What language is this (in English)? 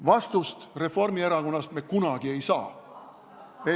Estonian